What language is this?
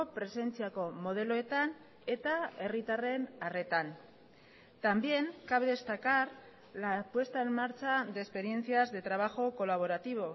Spanish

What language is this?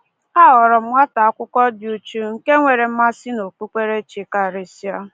Igbo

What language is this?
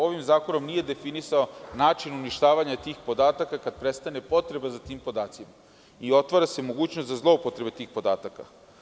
Serbian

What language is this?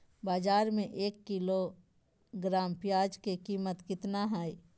Magahi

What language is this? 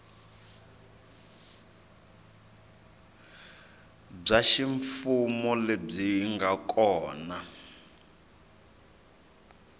Tsonga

